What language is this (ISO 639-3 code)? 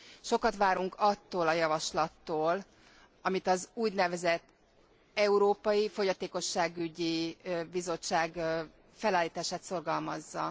hun